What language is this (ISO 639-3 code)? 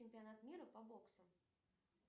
rus